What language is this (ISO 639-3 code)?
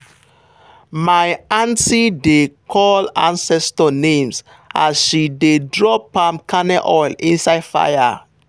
pcm